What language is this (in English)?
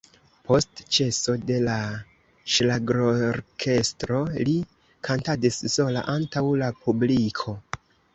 Esperanto